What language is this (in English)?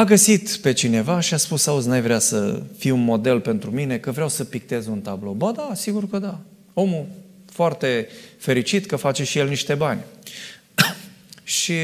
Romanian